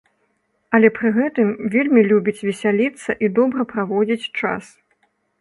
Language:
Belarusian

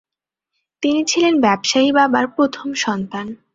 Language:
Bangla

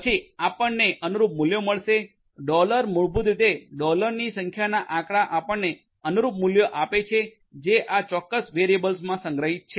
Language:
Gujarati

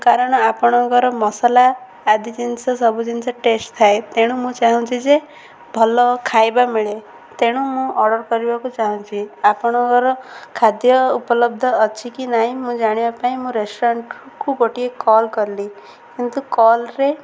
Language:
Odia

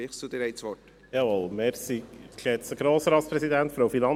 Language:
Swiss German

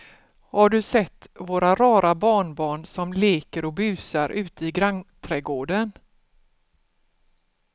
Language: Swedish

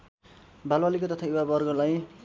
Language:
Nepali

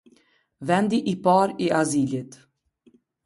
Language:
Albanian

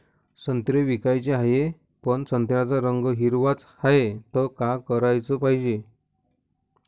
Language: Marathi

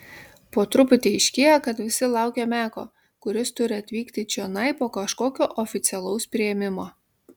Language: Lithuanian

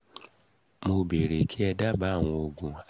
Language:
Yoruba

